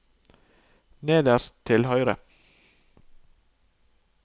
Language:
Norwegian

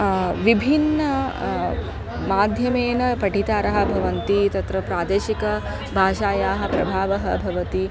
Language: Sanskrit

